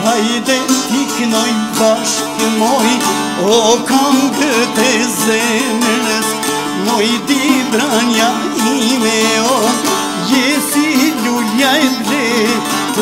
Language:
Romanian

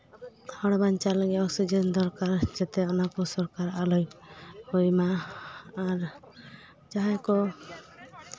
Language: Santali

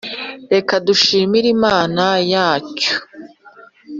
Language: Kinyarwanda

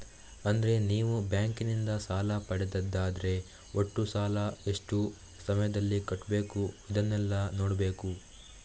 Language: Kannada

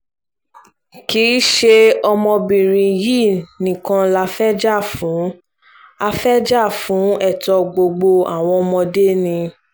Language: Yoruba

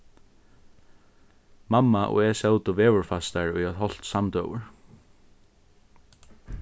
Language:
Faroese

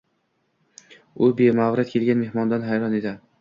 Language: Uzbek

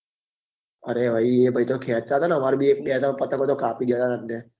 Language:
Gujarati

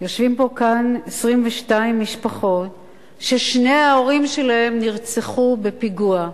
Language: Hebrew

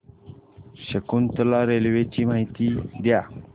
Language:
Marathi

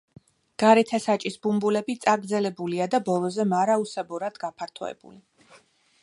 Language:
Georgian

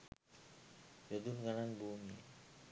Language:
Sinhala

